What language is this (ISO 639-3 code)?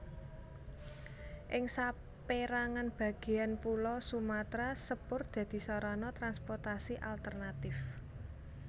jav